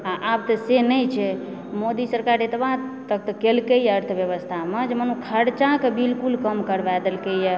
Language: Maithili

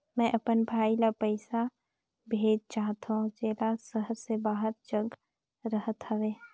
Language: Chhattisgarhi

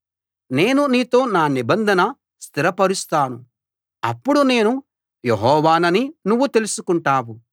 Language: Telugu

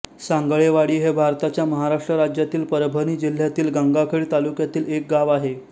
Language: Marathi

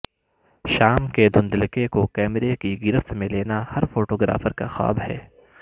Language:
Urdu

